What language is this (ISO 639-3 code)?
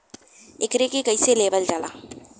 bho